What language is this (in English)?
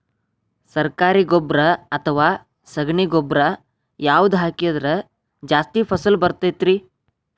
Kannada